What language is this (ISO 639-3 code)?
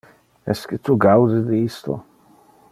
ina